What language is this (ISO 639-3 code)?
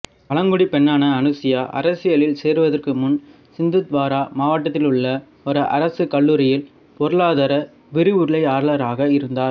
tam